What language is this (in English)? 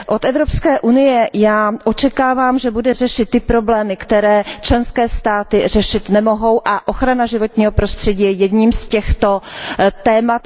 Czech